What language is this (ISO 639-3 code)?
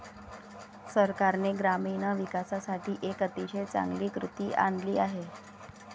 mar